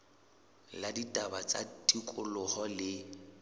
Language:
Southern Sotho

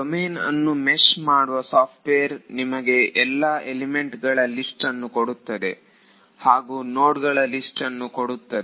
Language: Kannada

